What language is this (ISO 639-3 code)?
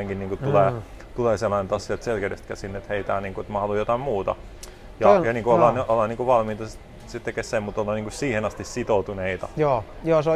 fin